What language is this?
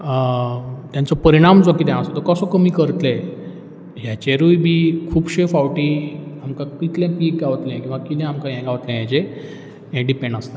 Konkani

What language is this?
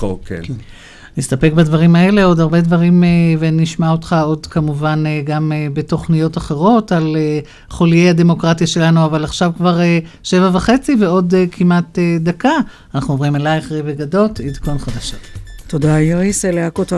Hebrew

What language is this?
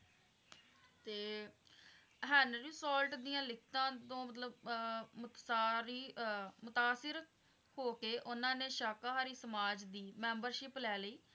Punjabi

